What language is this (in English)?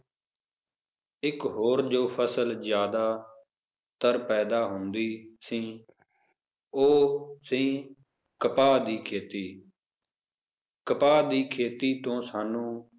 Punjabi